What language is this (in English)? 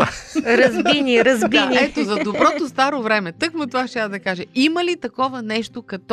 Bulgarian